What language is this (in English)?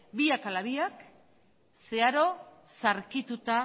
Basque